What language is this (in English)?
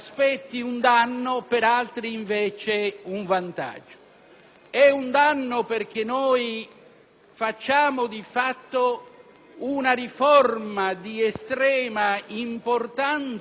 Italian